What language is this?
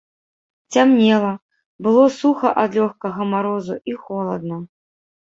Belarusian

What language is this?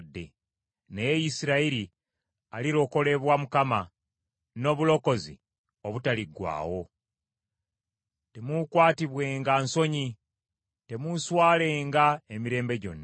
Ganda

